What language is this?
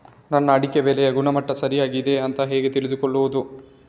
Kannada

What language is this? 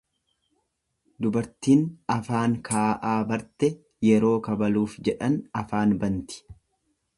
Oromo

